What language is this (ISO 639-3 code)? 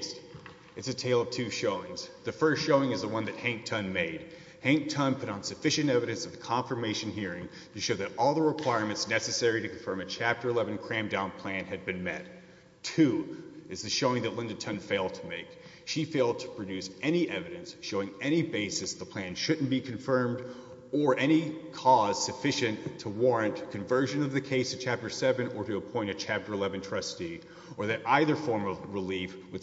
eng